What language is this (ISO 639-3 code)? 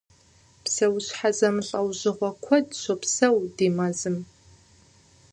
kbd